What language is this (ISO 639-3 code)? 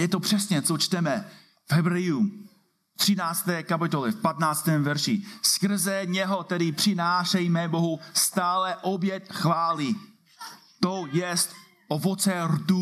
ces